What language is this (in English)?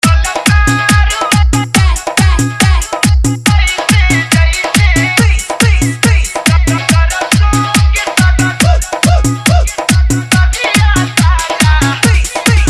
Arabic